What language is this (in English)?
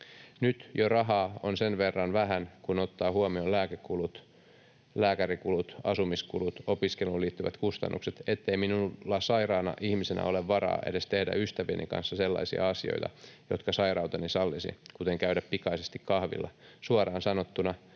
Finnish